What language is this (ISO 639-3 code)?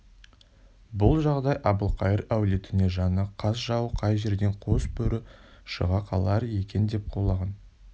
kaz